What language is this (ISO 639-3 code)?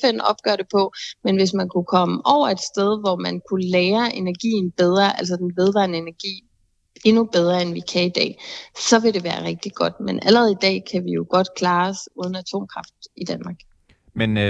dan